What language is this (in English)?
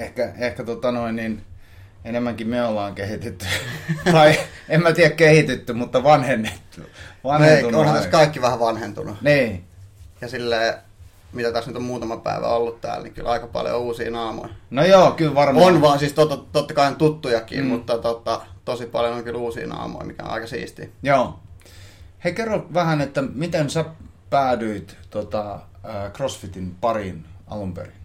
Finnish